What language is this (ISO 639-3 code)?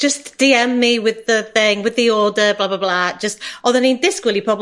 cym